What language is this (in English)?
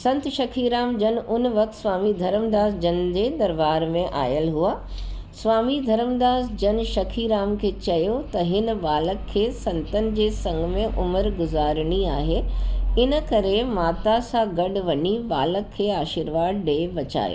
Sindhi